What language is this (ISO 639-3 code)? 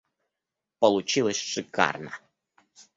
rus